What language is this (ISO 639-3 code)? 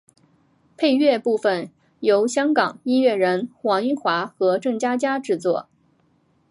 zho